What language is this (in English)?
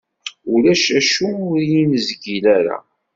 Kabyle